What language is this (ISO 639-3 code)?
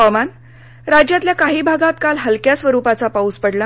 mar